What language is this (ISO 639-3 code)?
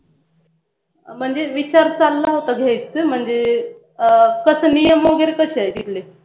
mar